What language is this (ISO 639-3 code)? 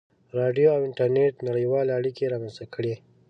pus